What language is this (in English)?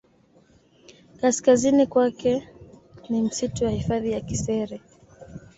Swahili